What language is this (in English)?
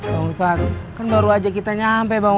Indonesian